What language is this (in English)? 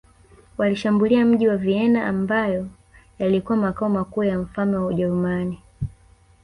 Swahili